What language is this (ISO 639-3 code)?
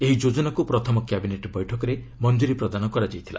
ori